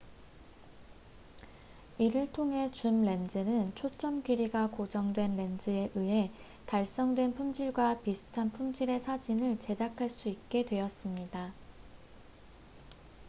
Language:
Korean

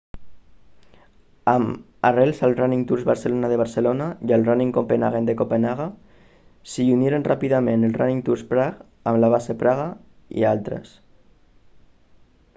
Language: Catalan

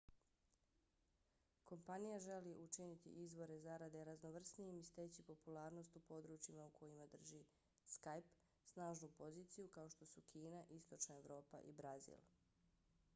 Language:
Bosnian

